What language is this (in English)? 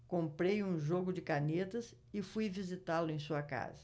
Portuguese